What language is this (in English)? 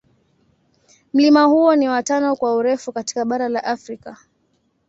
Swahili